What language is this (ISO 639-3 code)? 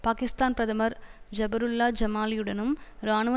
tam